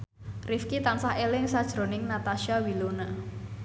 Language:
Javanese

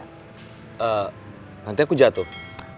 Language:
Indonesian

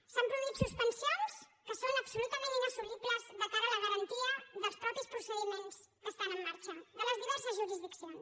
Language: Catalan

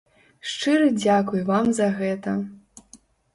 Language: Belarusian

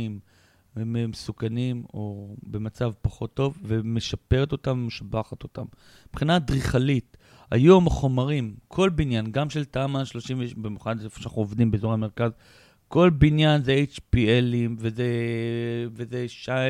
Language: Hebrew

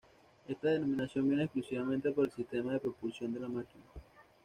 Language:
Spanish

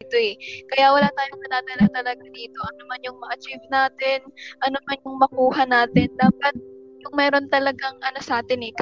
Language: Filipino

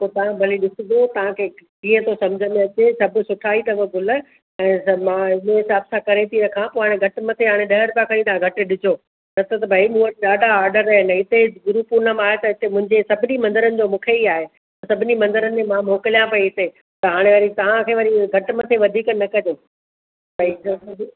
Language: Sindhi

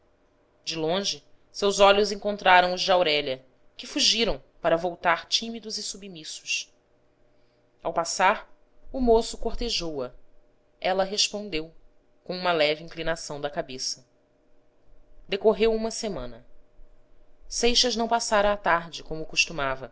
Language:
Portuguese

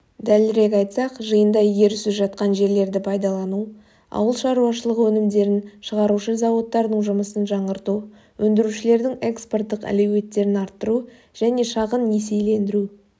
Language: Kazakh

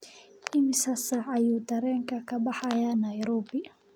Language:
Somali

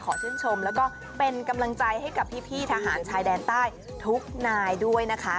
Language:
Thai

